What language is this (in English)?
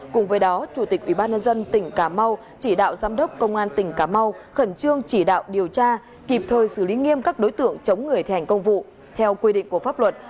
Vietnamese